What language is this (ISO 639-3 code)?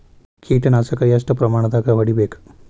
kan